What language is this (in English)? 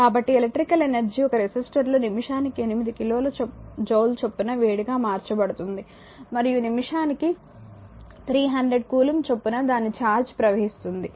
Telugu